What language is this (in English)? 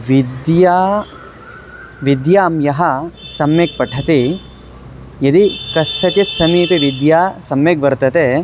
Sanskrit